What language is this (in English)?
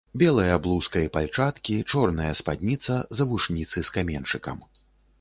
Belarusian